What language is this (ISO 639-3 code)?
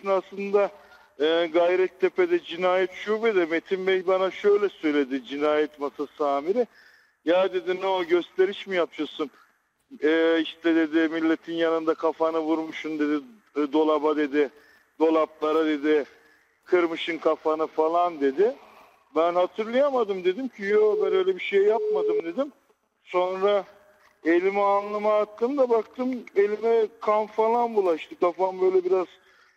tur